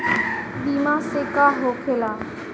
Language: Bhojpuri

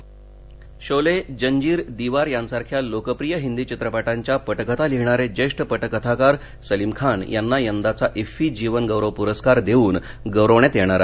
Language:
Marathi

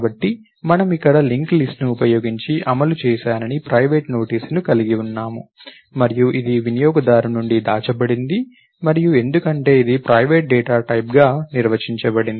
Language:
Telugu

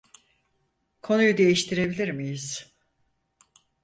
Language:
Turkish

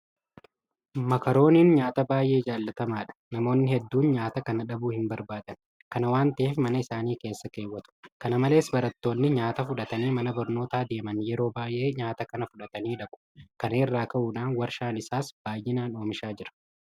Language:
Oromo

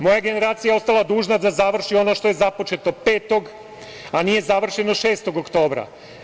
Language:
Serbian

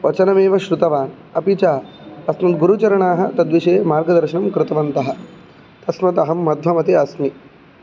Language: Sanskrit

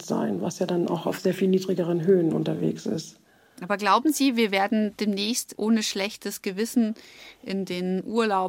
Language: German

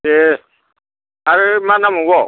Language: Bodo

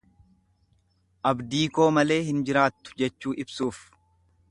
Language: Oromo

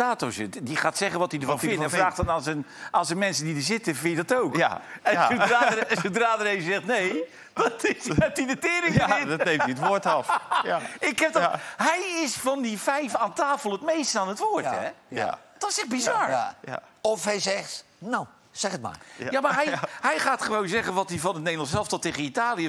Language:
Dutch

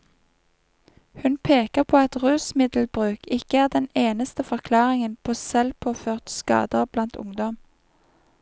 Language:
Norwegian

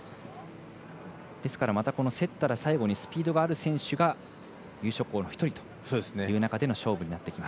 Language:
Japanese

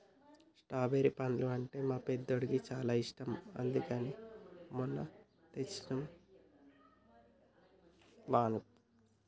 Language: Telugu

